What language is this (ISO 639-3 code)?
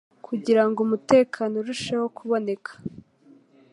kin